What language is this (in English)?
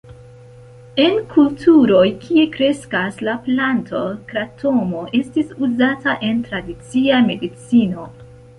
Esperanto